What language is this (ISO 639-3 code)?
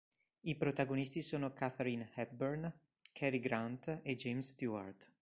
ita